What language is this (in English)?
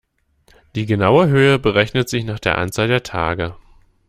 German